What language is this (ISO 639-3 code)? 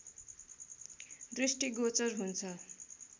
nep